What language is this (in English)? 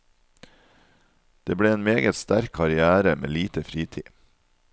Norwegian